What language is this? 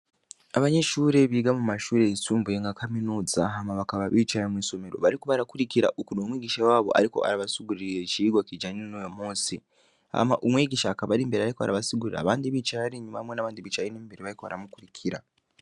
Rundi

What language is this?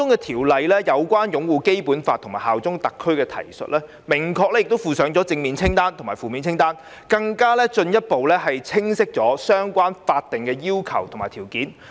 Cantonese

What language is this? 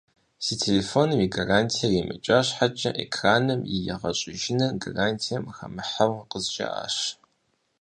Kabardian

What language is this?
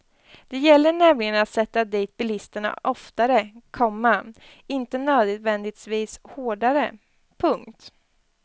Swedish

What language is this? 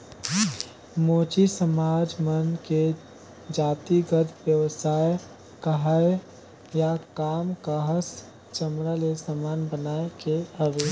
Chhattisgarhi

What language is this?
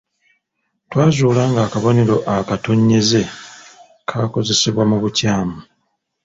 Ganda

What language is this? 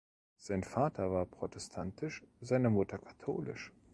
German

